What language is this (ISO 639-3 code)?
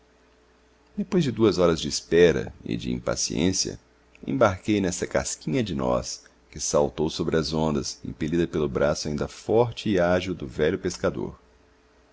por